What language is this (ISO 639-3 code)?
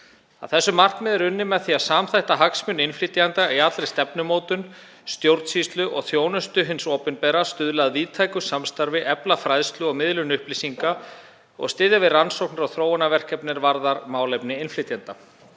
isl